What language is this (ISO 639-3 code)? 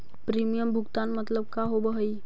mag